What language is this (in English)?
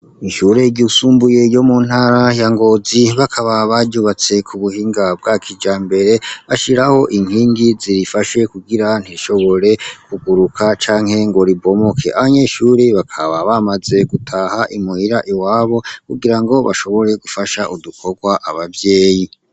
Rundi